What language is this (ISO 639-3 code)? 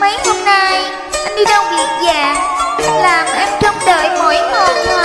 vie